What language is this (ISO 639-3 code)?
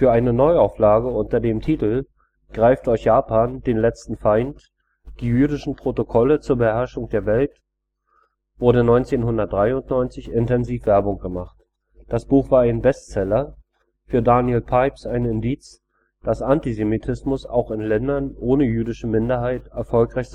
deu